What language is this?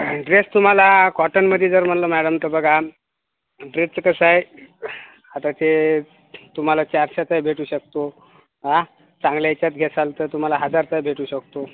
Marathi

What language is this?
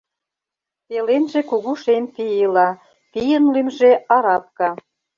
Mari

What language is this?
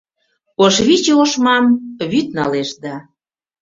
Mari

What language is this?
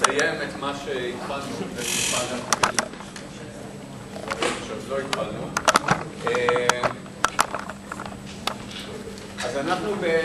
Hebrew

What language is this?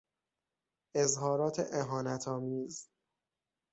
Persian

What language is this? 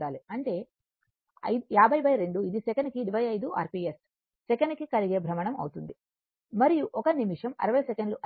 Telugu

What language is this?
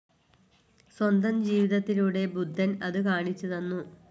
Malayalam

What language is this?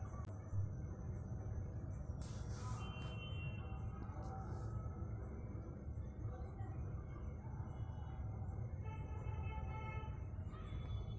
Kannada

